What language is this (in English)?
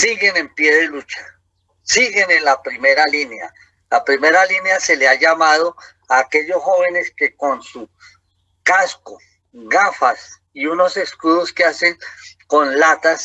Spanish